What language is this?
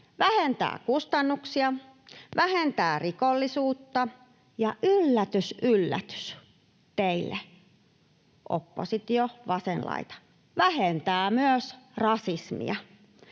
Finnish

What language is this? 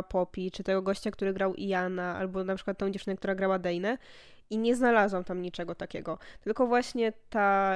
Polish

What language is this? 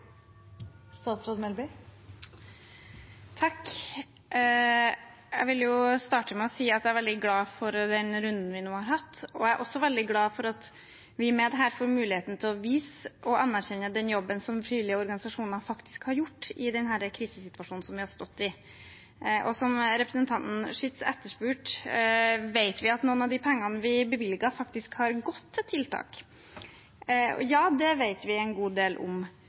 Norwegian Bokmål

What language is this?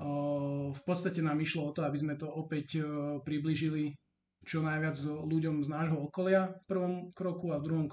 Slovak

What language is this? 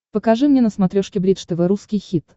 Russian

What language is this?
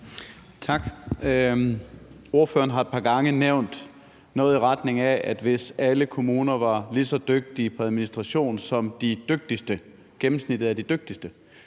Danish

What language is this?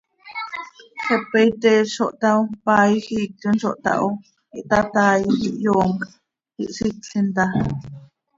Seri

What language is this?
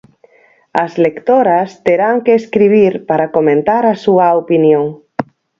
Galician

